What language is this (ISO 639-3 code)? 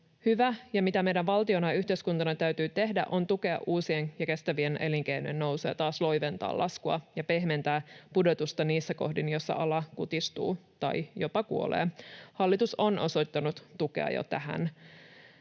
fin